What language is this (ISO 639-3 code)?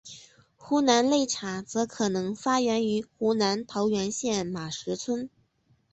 zho